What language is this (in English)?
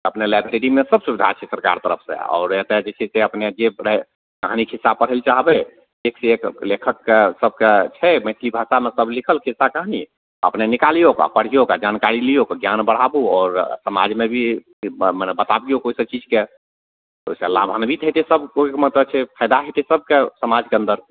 Maithili